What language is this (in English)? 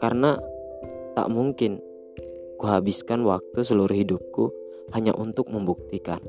Indonesian